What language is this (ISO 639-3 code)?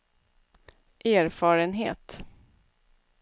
swe